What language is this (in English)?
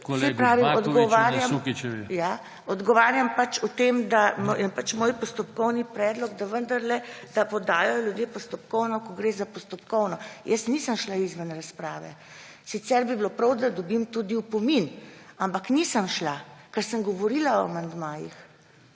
Slovenian